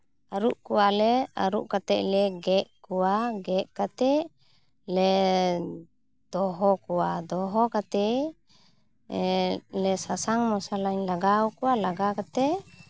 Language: Santali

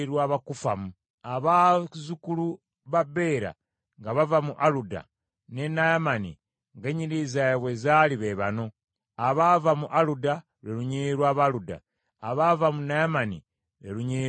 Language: Ganda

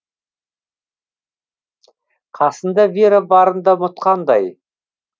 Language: Kazakh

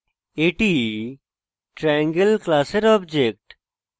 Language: Bangla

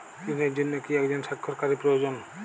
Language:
Bangla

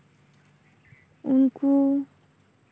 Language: Santali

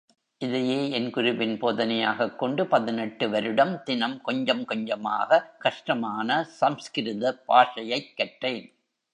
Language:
Tamil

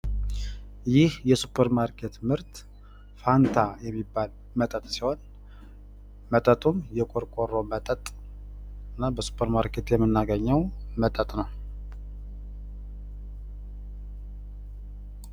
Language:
Amharic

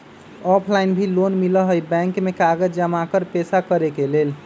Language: Magahi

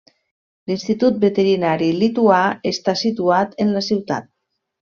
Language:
Catalan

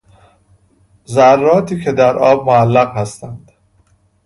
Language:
Persian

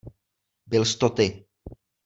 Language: Czech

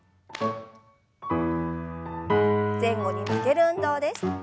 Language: Japanese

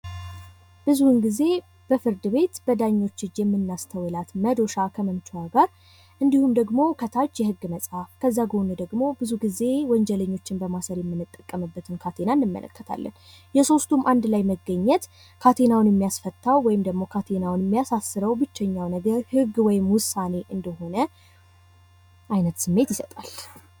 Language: Amharic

